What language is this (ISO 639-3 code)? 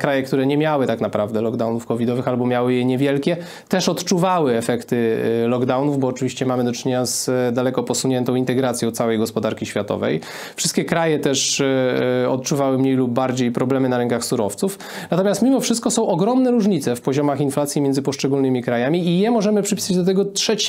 pol